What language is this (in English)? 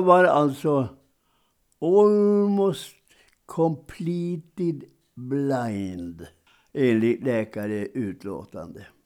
Swedish